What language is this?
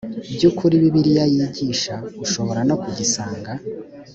Kinyarwanda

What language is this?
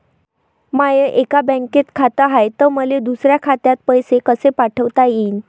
Marathi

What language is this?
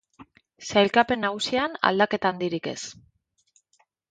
Basque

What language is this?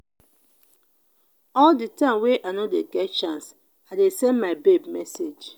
Nigerian Pidgin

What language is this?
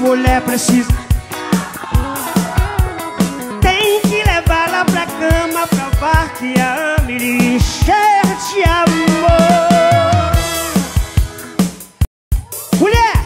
Portuguese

